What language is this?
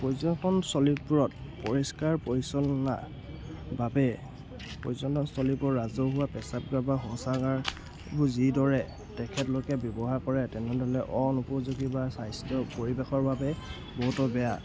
Assamese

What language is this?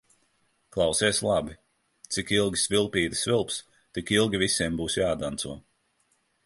Latvian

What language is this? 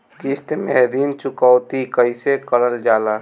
Bhojpuri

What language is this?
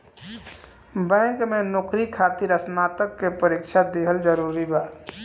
Bhojpuri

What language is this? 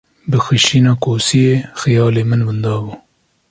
Kurdish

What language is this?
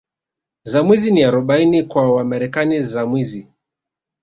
Swahili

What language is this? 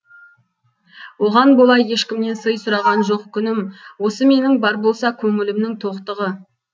Kazakh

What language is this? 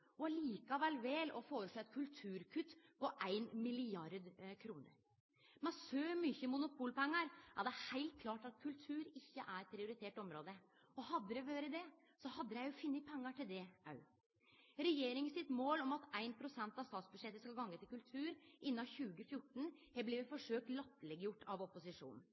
Norwegian Nynorsk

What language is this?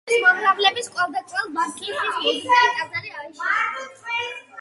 Georgian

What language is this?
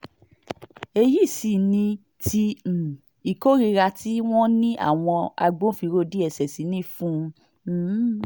Yoruba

